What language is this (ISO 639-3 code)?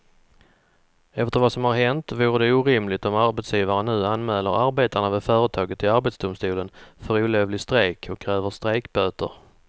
swe